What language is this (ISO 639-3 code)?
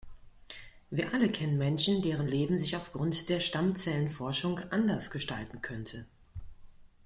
deu